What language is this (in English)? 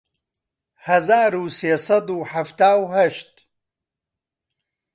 Central Kurdish